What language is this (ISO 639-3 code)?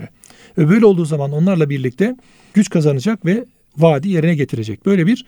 tur